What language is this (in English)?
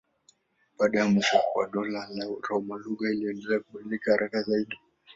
Swahili